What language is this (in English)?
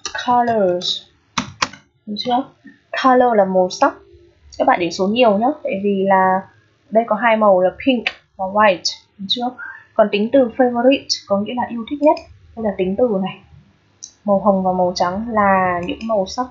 Vietnamese